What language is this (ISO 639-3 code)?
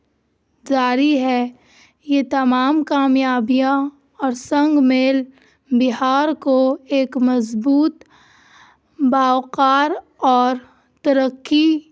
urd